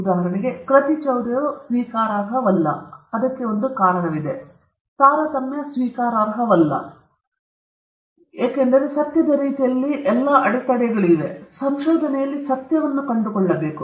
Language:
Kannada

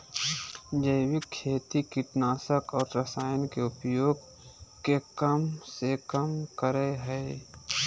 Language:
Magahi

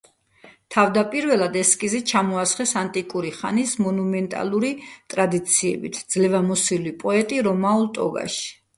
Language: Georgian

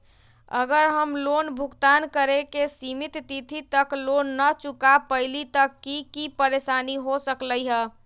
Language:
Magahi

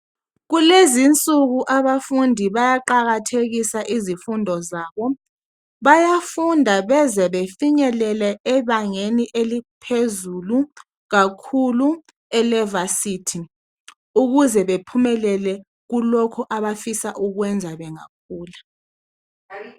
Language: North Ndebele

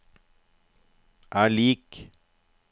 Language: Norwegian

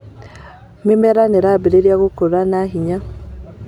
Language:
Kikuyu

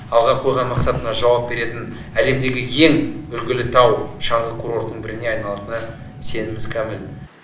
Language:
Kazakh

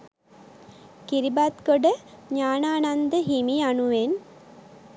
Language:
Sinhala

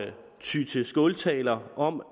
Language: Danish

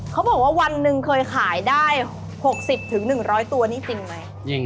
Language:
Thai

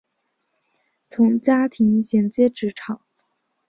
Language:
Chinese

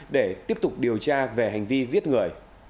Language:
Vietnamese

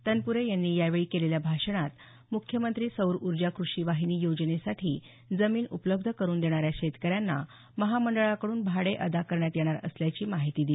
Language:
Marathi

